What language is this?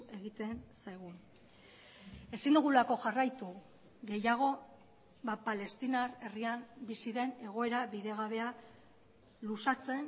Basque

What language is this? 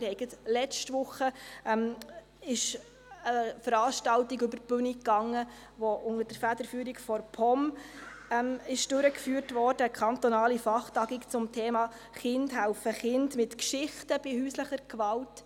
Swiss German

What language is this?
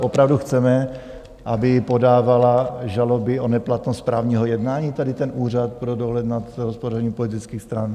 Czech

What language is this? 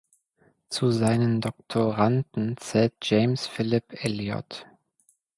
German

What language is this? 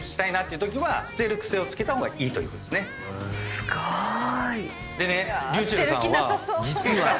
Japanese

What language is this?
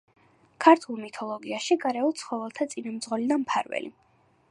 Georgian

